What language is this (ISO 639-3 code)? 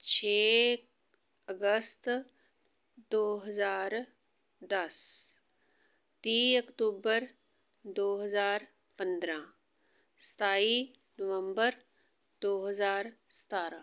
pan